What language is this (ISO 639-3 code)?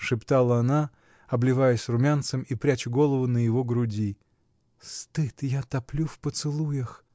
rus